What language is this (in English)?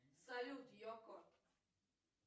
Russian